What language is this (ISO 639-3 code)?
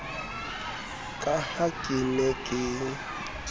sot